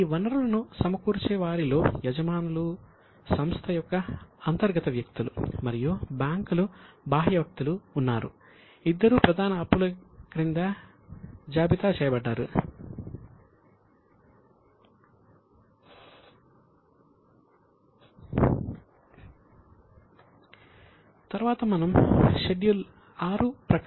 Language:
Telugu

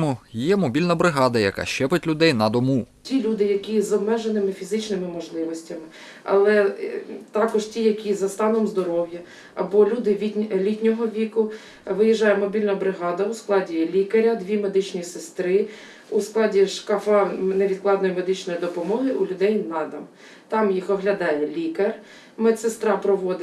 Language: Ukrainian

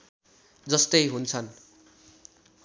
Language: Nepali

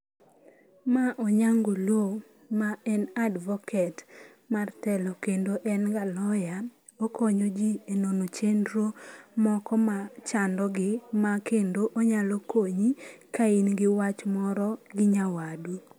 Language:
Luo (Kenya and Tanzania)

